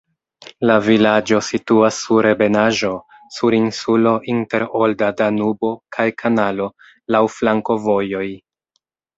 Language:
Esperanto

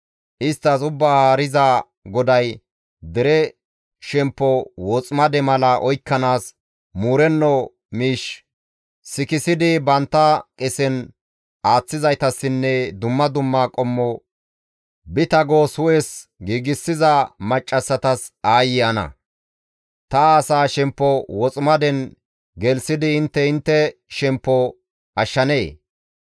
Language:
Gamo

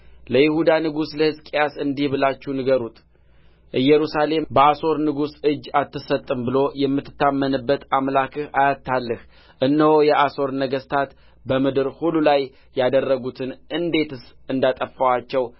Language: Amharic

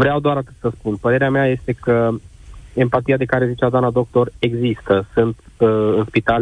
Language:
Romanian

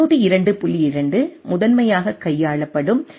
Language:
Tamil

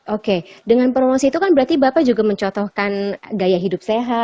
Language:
Indonesian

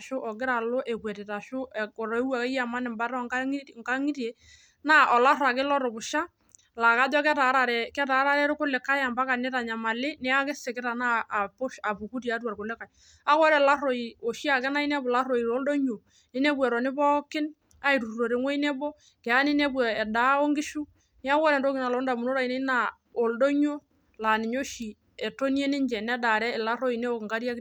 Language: Masai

